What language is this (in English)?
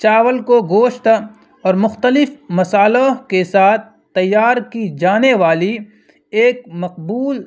Urdu